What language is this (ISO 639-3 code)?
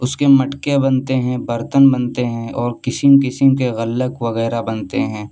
urd